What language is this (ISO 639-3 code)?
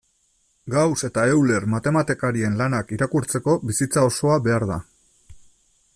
eus